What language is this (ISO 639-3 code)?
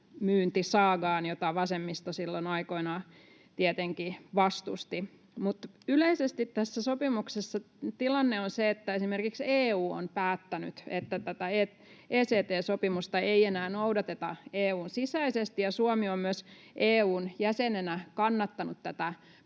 fin